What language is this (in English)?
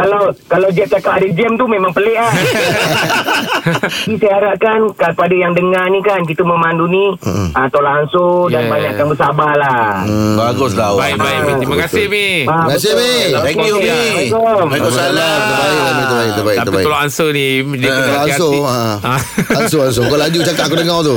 Malay